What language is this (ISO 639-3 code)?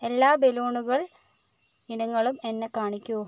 mal